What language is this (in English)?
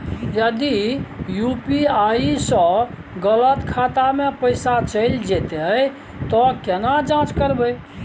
Maithili